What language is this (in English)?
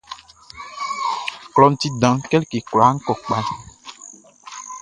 Baoulé